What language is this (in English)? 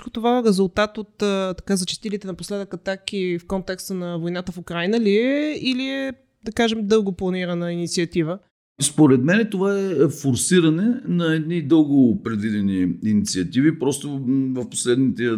Bulgarian